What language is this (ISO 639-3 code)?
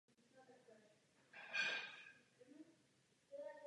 ces